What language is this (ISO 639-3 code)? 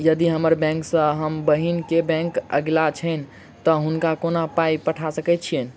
mai